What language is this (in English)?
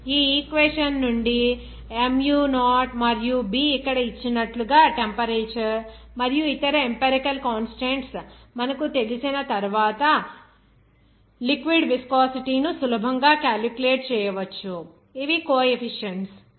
Telugu